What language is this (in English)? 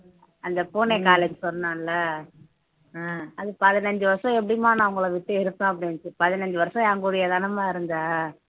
Tamil